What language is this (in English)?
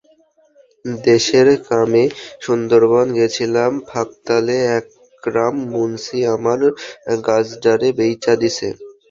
Bangla